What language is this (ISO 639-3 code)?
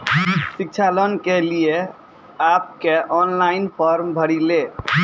mai